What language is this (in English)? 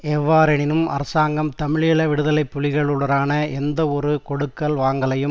Tamil